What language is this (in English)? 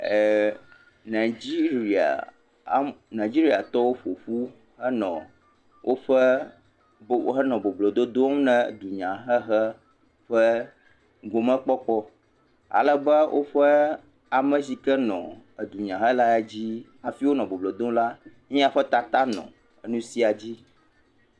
Ewe